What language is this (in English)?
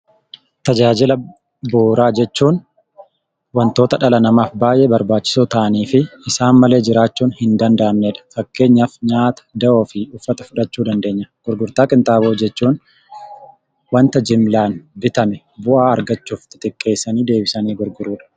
Oromo